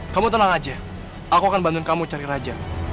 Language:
Indonesian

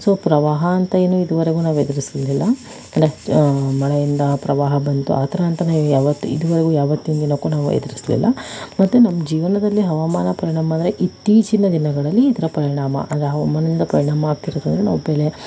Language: Kannada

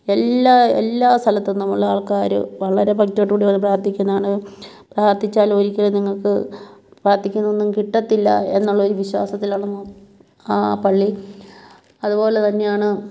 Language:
Malayalam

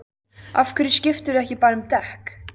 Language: Icelandic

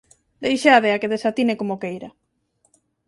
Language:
Galician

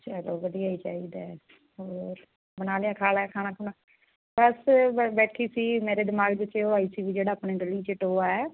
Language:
Punjabi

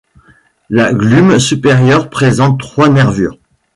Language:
French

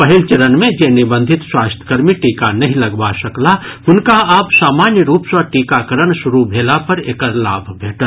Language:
Maithili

